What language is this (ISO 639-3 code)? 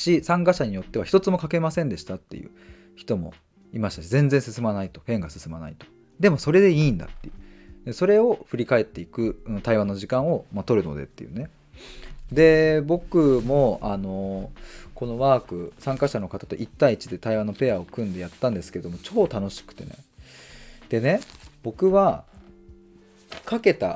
jpn